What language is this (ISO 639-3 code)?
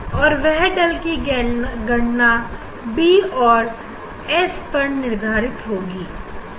hin